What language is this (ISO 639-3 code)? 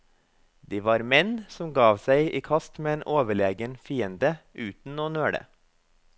nor